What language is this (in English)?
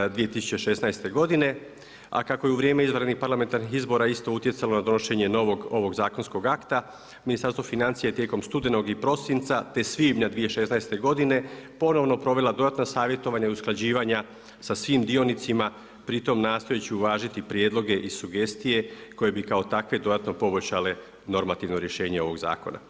Croatian